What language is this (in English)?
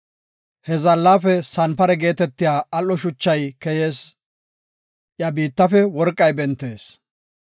Gofa